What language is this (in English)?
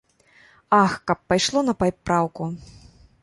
Belarusian